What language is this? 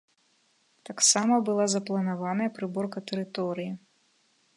Belarusian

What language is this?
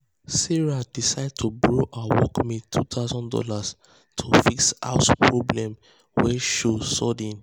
Nigerian Pidgin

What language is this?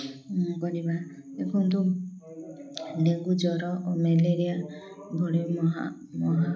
Odia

